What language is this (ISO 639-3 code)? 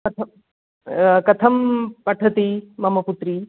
san